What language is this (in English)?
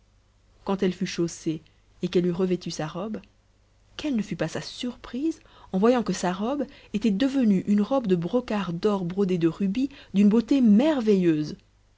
French